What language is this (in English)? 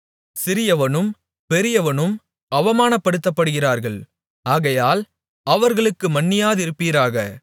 Tamil